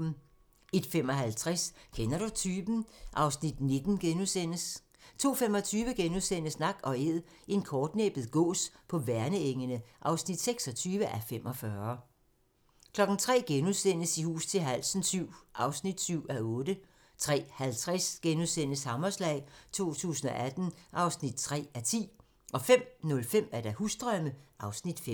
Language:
Danish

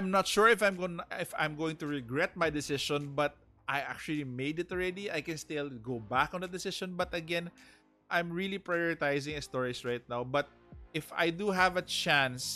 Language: English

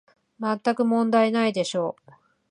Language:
Japanese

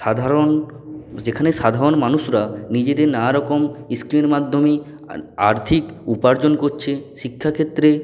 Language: Bangla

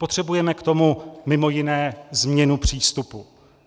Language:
Czech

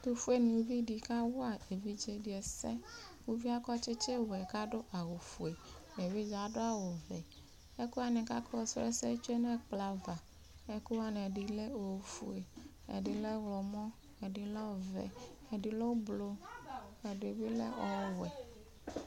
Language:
Ikposo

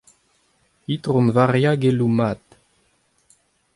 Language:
Breton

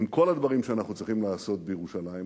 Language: Hebrew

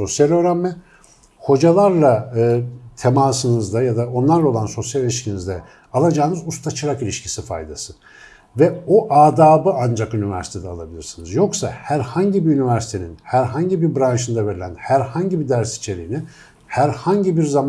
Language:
Turkish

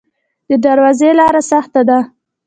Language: Pashto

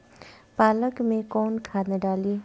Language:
Bhojpuri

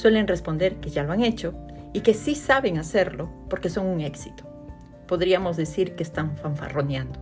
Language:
Spanish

